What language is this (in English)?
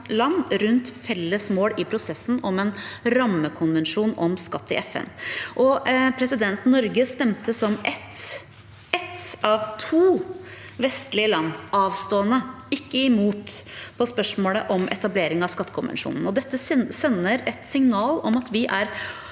Norwegian